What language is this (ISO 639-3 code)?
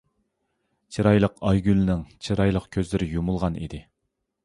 uig